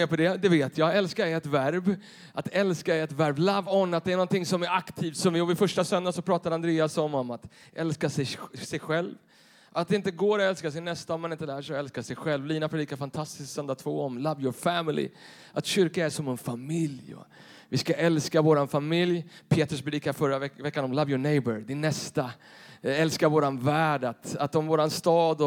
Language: Swedish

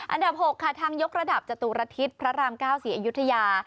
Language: Thai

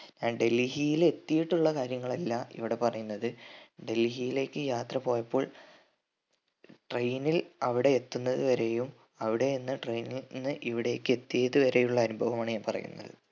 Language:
Malayalam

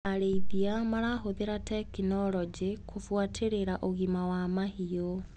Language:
Kikuyu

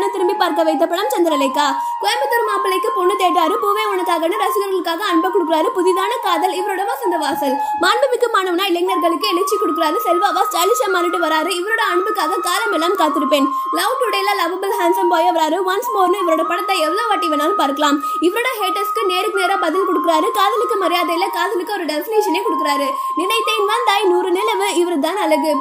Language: Tamil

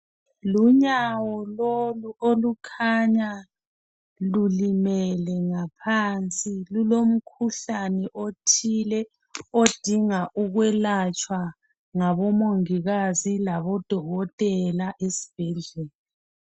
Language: North Ndebele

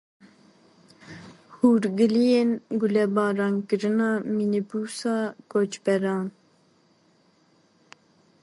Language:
Kurdish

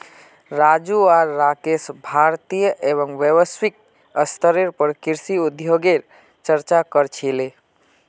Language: Magahi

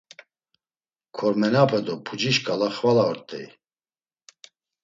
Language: Laz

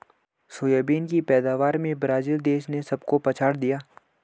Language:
Hindi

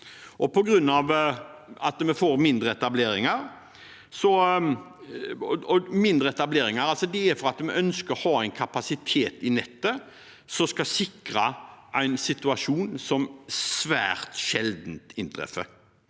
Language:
Norwegian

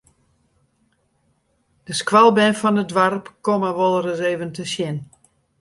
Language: Western Frisian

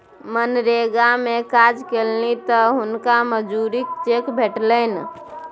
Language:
Maithili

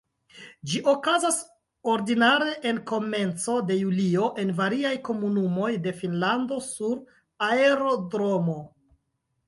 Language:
Esperanto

